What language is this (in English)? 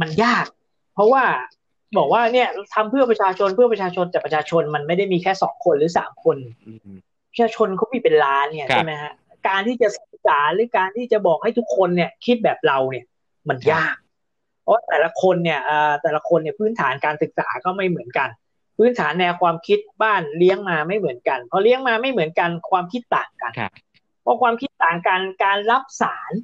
Thai